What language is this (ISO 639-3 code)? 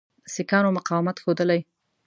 pus